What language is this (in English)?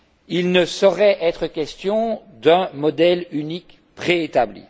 French